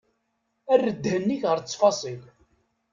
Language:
Kabyle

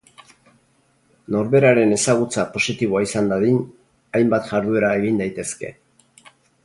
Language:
Basque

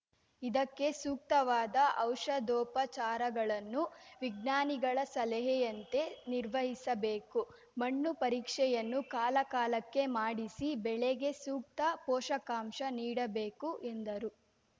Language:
Kannada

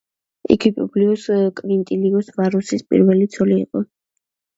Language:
Georgian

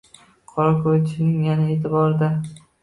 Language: Uzbek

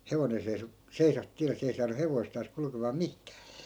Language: Finnish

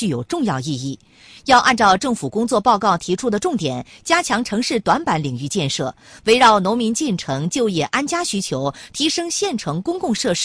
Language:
Chinese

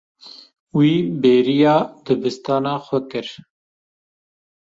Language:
Kurdish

